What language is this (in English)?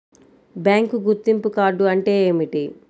Telugu